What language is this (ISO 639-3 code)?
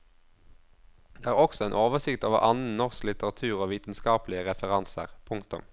nor